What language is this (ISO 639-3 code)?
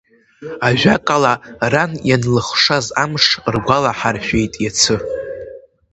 abk